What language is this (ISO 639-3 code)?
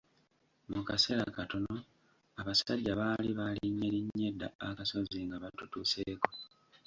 lug